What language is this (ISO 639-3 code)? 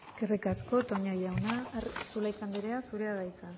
eus